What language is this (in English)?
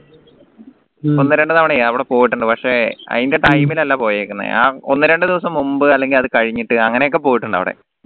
Malayalam